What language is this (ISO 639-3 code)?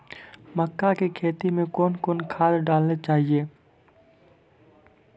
mai